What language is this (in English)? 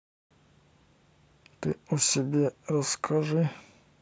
Russian